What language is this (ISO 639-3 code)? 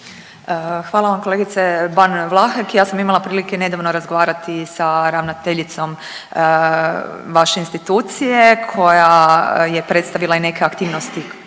hrv